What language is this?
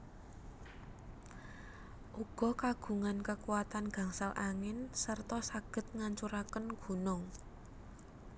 Javanese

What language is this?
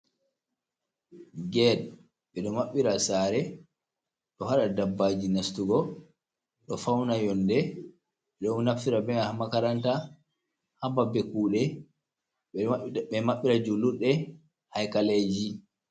Fula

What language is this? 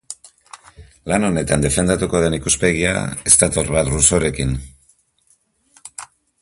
Basque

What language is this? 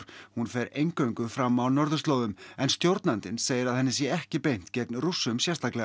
Icelandic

